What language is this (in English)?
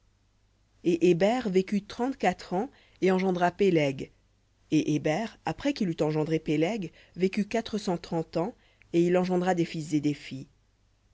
French